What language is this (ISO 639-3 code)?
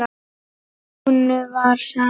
isl